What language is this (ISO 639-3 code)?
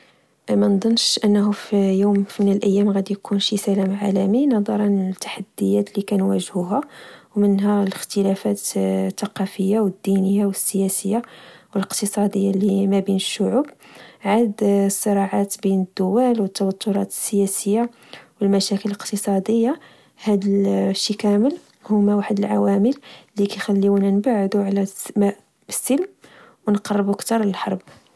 ary